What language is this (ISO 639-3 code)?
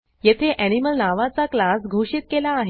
mar